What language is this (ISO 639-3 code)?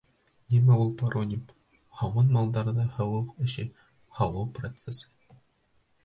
bak